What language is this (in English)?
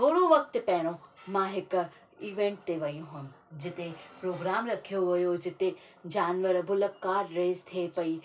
Sindhi